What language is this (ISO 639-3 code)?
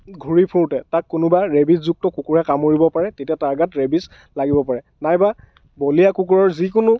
asm